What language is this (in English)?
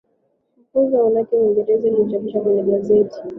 Swahili